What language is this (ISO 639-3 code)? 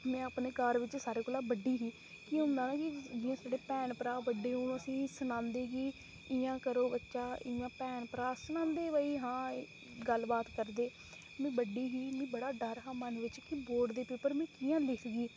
doi